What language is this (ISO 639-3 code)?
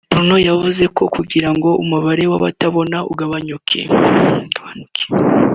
kin